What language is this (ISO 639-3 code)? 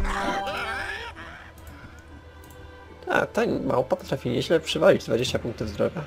pol